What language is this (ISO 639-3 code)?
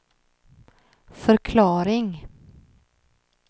swe